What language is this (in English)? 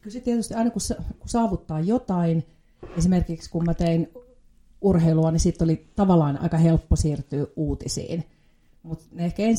Finnish